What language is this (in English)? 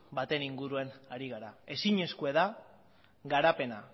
Basque